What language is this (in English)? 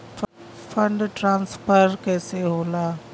Bhojpuri